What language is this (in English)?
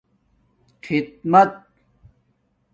Domaaki